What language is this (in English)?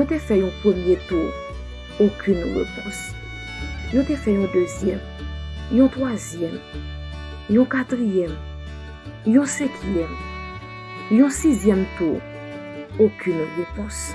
French